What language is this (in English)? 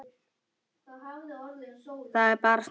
Icelandic